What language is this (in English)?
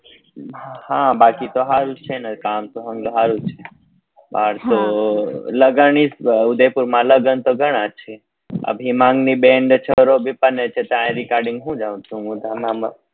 Gujarati